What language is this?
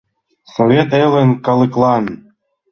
Mari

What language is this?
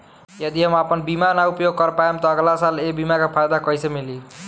Bhojpuri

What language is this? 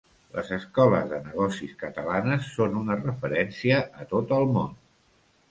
Catalan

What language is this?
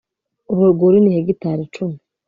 Kinyarwanda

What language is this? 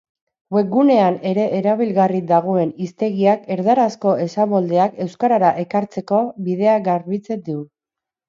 Basque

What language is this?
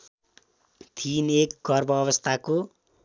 Nepali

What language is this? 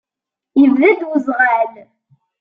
Kabyle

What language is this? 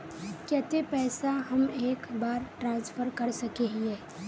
Magahi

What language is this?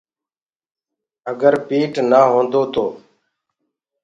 Gurgula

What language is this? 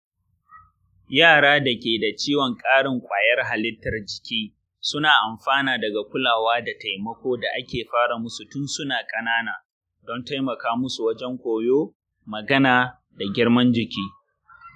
Hausa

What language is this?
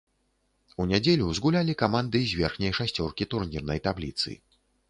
Belarusian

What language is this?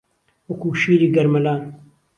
Central Kurdish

